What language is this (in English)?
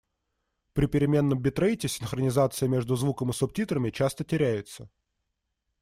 Russian